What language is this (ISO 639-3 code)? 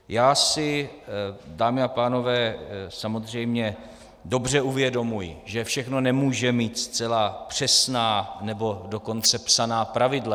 ces